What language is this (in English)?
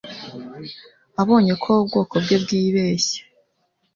Kinyarwanda